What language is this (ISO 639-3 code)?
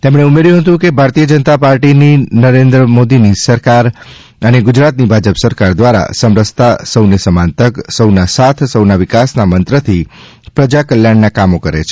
guj